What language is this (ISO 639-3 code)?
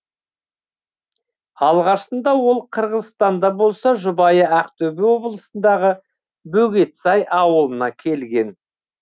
kaz